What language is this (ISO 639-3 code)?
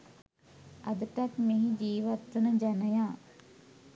sin